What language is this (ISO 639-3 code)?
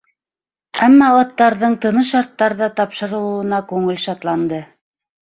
bak